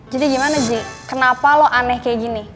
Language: Indonesian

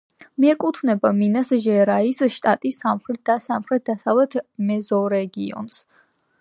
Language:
Georgian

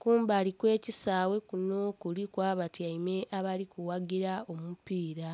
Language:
Soga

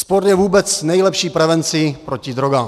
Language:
Czech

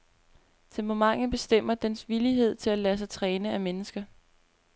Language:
Danish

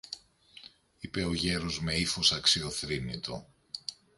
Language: Greek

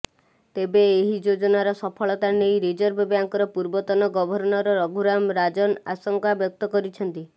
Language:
Odia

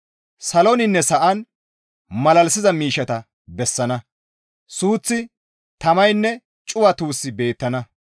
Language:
Gamo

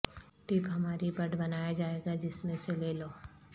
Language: Urdu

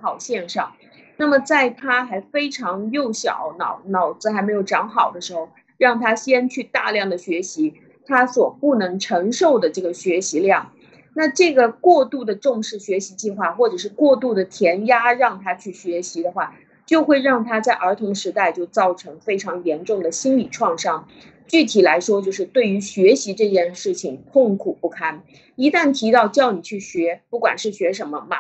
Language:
Chinese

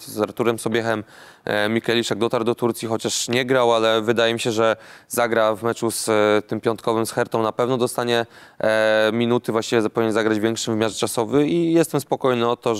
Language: Polish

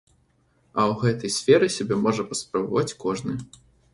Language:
Belarusian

